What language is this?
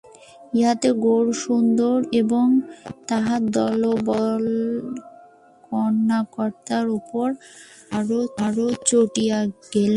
Bangla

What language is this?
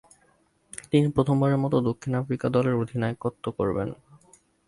Bangla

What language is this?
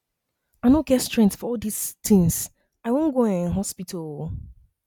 Nigerian Pidgin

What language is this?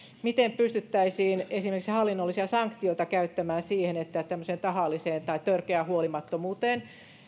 Finnish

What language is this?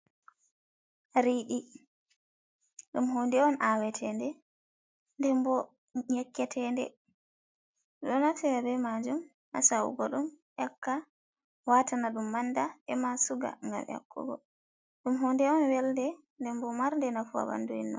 Fula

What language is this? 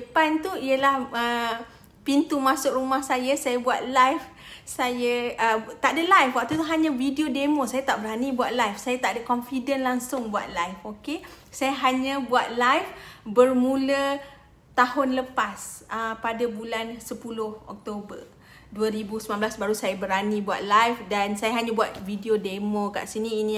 Malay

